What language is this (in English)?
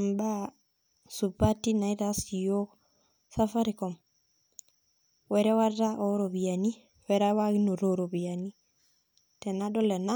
Masai